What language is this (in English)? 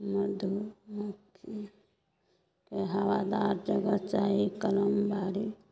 Maithili